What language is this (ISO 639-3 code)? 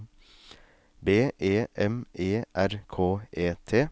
nor